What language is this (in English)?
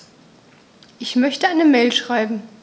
German